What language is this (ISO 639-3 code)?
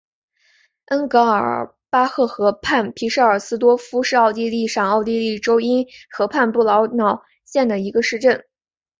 zho